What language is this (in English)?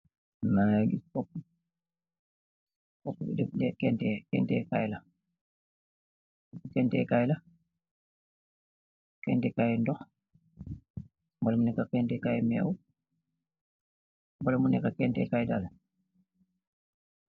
Wolof